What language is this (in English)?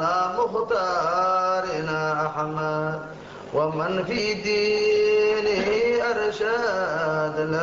Arabic